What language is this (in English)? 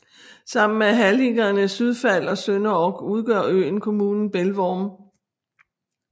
Danish